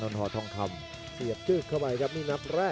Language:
Thai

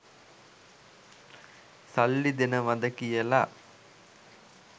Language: Sinhala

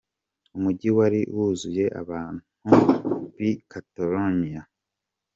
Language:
Kinyarwanda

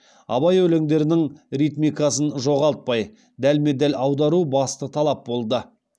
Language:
Kazakh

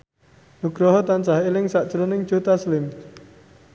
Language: Javanese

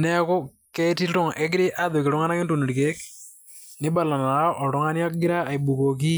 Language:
Masai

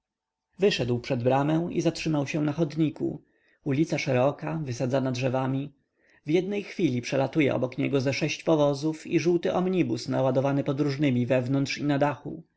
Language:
Polish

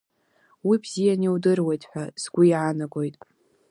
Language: Abkhazian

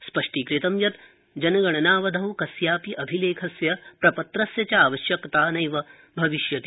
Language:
Sanskrit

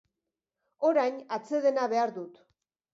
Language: Basque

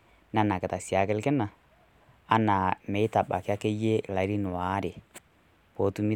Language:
Masai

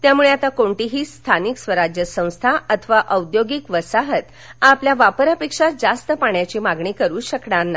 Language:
Marathi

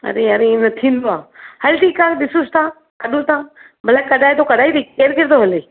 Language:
Sindhi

